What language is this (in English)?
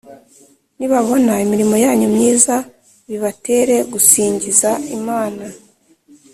Kinyarwanda